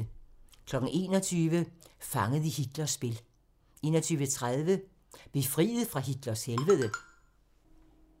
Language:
Danish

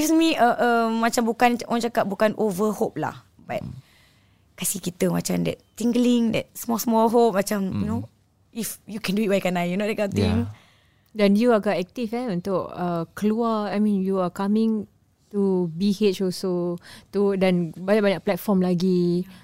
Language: Malay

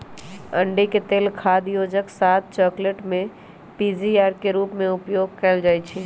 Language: Magahi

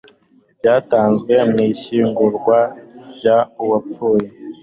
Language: Kinyarwanda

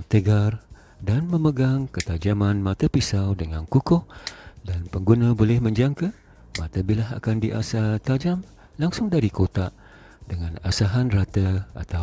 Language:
Malay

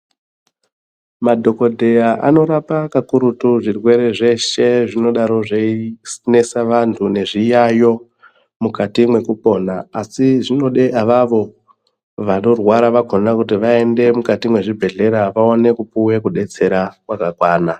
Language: Ndau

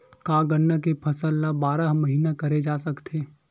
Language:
Chhattisgarhi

